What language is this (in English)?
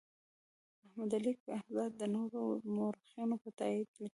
Pashto